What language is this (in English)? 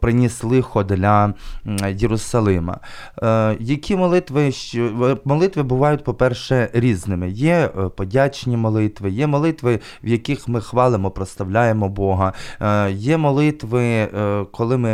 Ukrainian